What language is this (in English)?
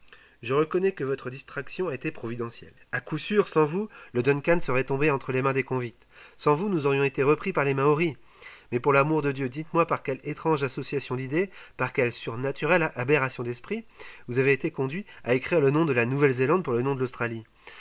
French